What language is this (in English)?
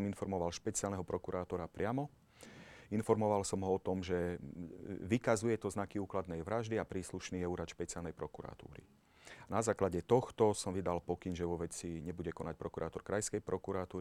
Slovak